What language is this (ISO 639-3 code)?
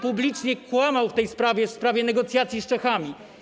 pol